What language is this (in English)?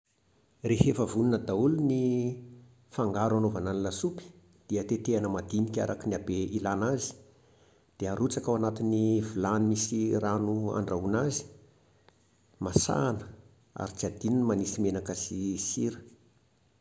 Malagasy